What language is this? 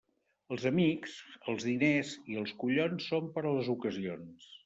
Catalan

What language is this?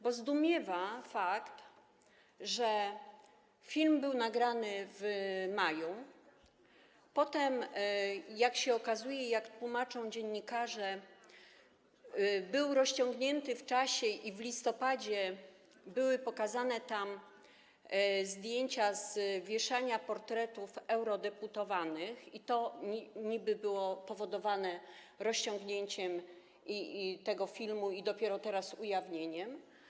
Polish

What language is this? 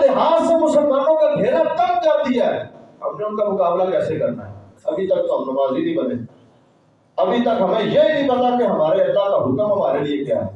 Urdu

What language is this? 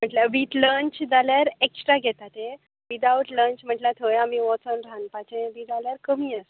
Konkani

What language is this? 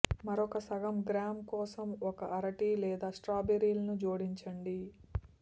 Telugu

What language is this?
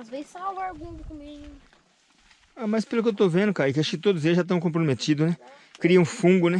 Portuguese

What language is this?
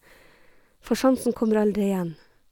Norwegian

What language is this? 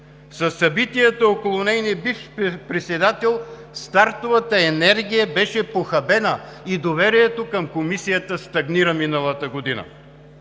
Bulgarian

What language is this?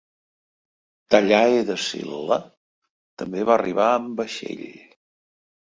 Catalan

